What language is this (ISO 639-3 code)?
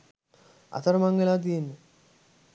sin